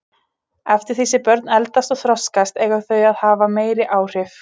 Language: Icelandic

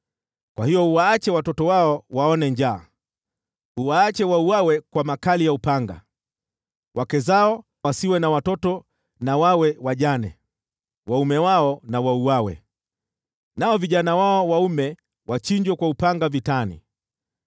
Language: Swahili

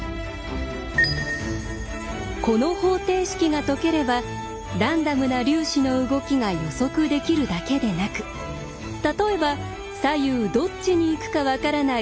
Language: Japanese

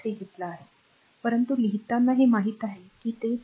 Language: Marathi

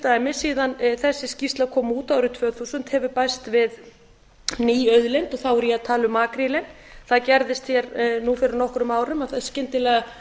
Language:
Icelandic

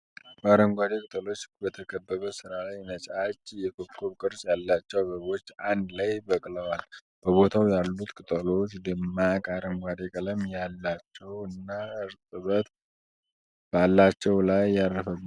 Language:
Amharic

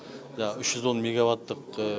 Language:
Kazakh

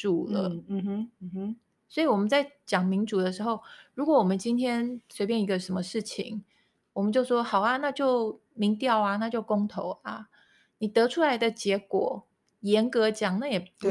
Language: Chinese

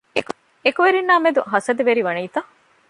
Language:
Divehi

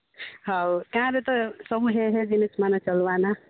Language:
Odia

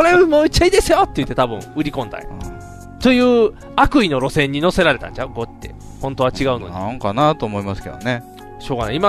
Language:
Japanese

